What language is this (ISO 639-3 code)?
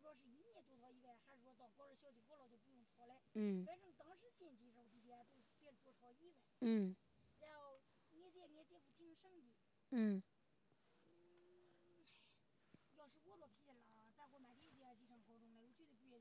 zho